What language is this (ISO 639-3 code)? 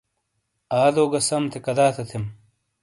scl